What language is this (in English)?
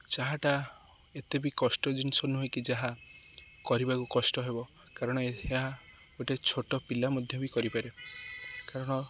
Odia